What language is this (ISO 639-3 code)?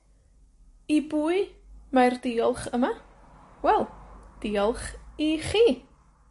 cym